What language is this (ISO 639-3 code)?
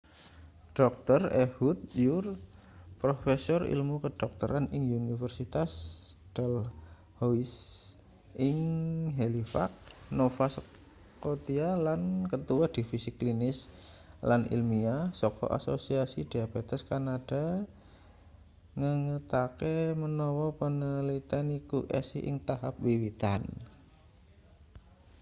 jav